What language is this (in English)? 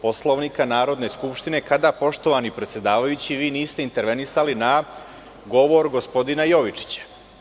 Serbian